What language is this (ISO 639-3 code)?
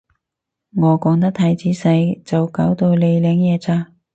yue